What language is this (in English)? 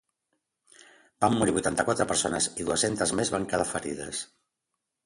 Catalan